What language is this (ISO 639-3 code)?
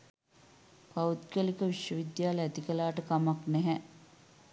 sin